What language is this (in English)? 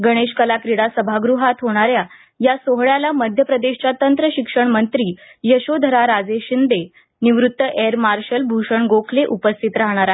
Marathi